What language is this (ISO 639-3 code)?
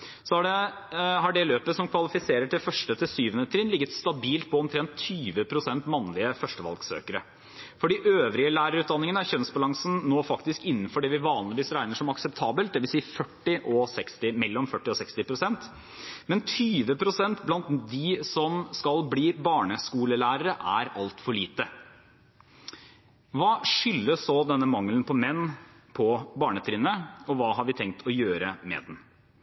nob